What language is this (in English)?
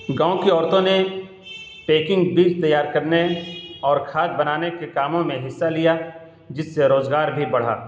Urdu